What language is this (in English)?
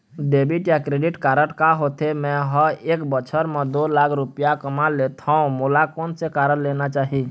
Chhattisgarhi